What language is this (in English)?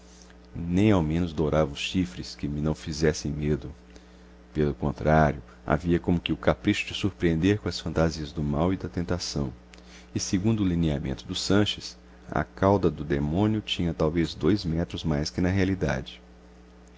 Portuguese